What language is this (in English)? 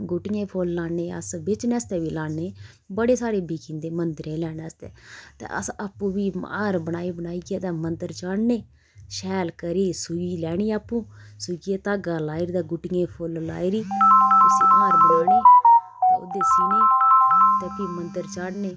Dogri